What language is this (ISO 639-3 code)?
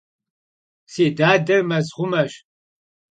kbd